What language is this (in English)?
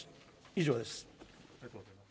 Japanese